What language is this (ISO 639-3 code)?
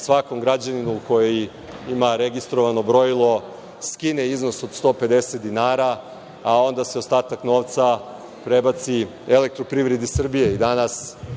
srp